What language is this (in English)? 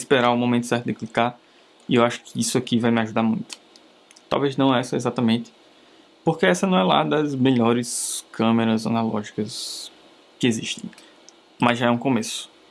Portuguese